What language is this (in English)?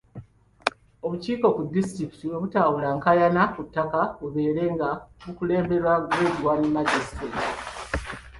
Ganda